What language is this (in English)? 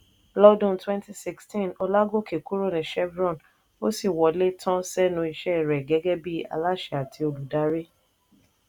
Yoruba